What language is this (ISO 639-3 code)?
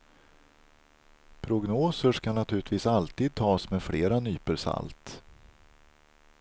swe